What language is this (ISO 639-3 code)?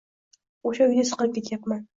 uzb